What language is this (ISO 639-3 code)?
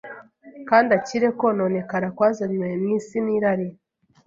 kin